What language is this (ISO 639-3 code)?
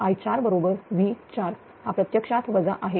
mar